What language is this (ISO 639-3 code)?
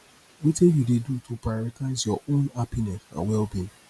pcm